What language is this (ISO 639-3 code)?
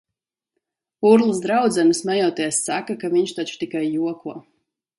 lav